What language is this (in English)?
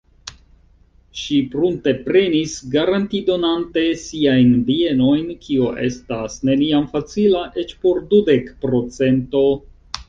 Esperanto